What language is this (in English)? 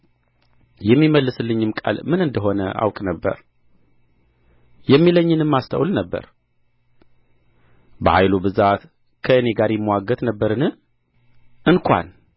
Amharic